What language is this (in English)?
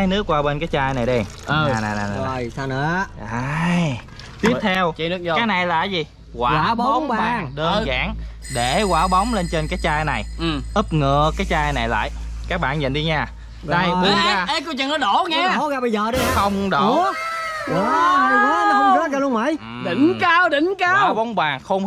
Vietnamese